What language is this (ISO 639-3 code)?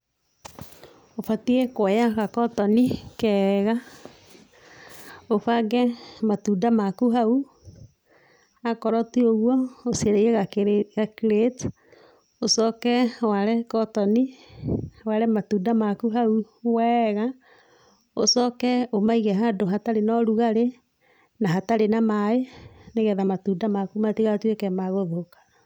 kik